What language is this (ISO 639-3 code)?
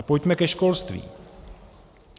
ces